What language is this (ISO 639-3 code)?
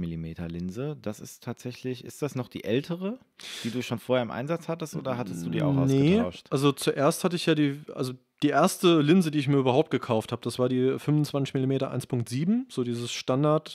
deu